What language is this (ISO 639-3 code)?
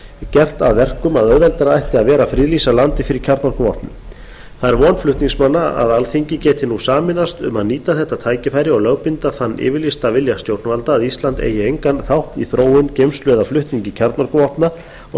isl